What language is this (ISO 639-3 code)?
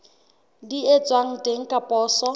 sot